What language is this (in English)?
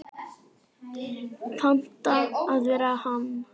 Icelandic